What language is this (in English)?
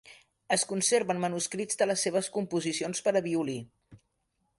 Catalan